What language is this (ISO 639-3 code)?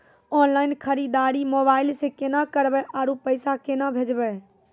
mai